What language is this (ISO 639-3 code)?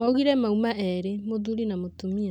kik